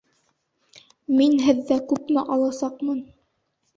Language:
Bashkir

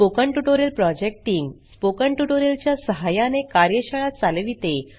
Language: Marathi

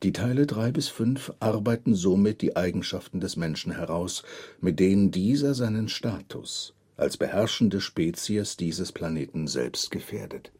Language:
German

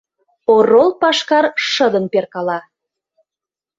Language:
Mari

